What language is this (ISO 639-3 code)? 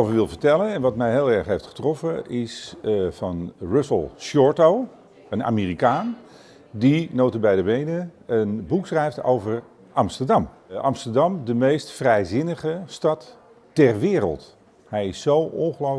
nld